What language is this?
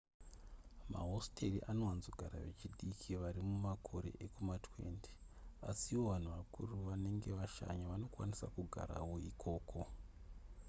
Shona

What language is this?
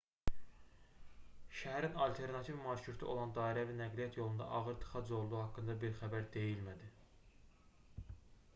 Azerbaijani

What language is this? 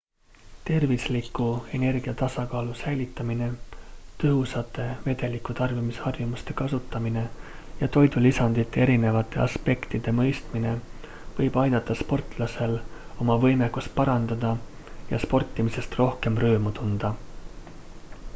Estonian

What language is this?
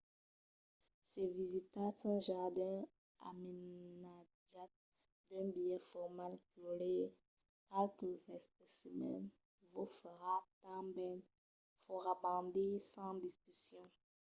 Occitan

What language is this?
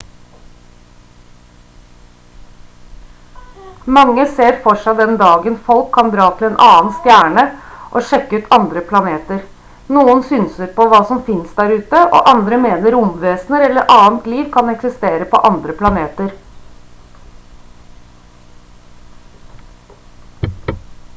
Norwegian Bokmål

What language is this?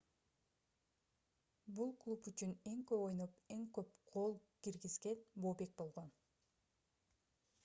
Kyrgyz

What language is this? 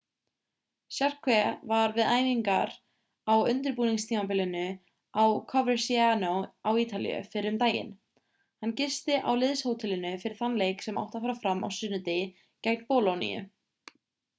Icelandic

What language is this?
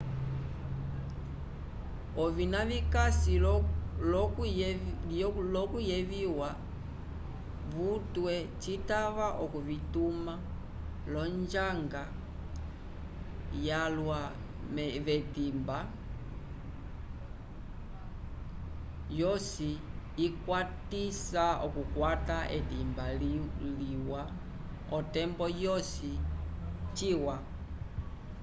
Umbundu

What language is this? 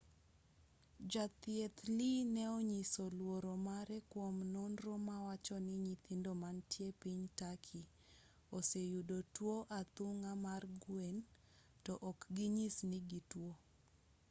Luo (Kenya and Tanzania)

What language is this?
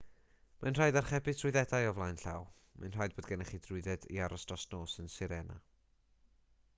Welsh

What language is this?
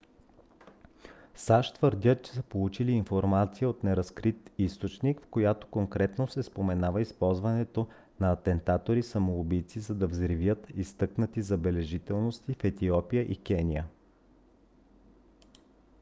Bulgarian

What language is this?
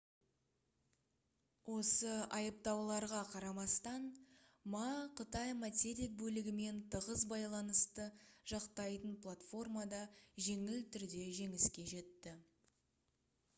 Kazakh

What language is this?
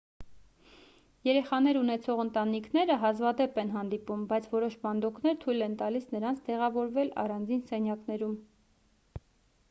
Armenian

